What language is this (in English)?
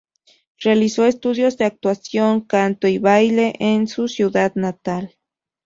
Spanish